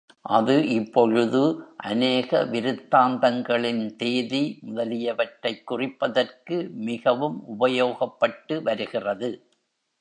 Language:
Tamil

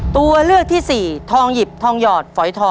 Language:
Thai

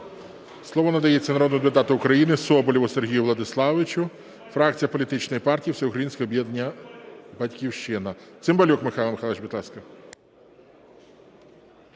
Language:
Ukrainian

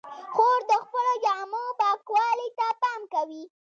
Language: Pashto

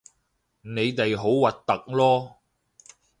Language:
Cantonese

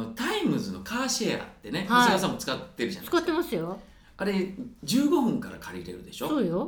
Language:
Japanese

